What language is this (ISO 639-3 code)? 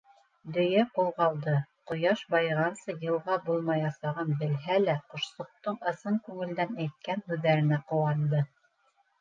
bak